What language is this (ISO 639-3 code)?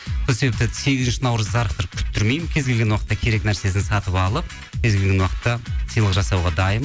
kaz